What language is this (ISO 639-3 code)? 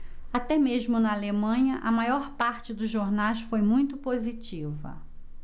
por